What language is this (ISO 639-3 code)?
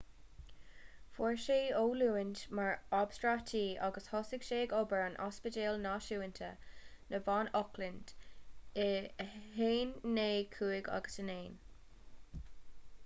gle